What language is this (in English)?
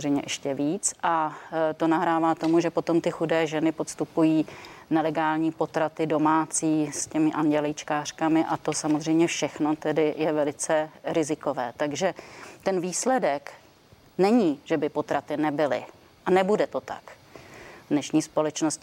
Czech